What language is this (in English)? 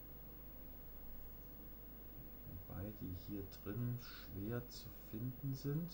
German